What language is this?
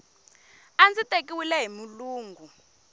Tsonga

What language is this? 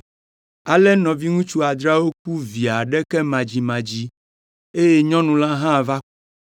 Ewe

